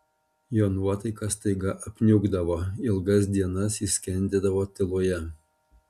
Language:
Lithuanian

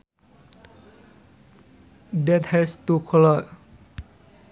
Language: Sundanese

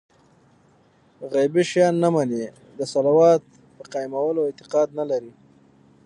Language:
Pashto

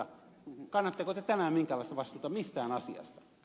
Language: Finnish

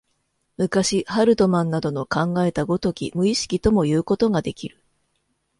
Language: Japanese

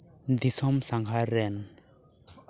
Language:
Santali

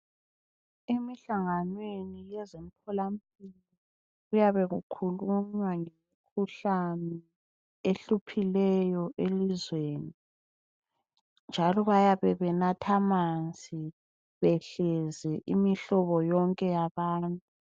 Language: North Ndebele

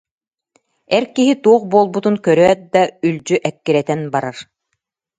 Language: Yakut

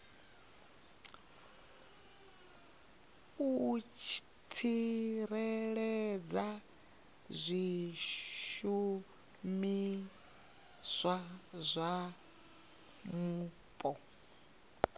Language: Venda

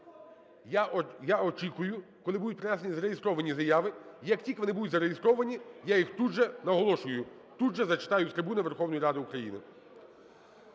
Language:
Ukrainian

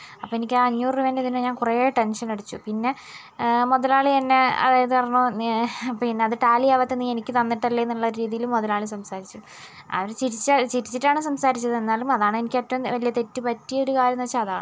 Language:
Malayalam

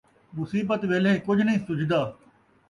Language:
Saraiki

